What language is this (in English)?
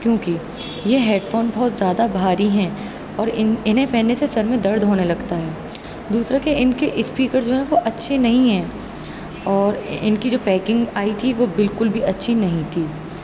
Urdu